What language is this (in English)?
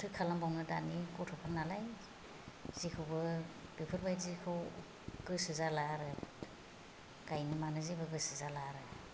Bodo